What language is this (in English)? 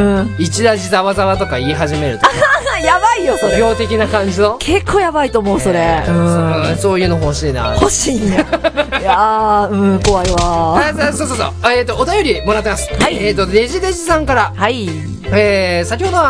Japanese